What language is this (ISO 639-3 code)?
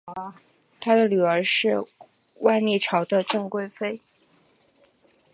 zho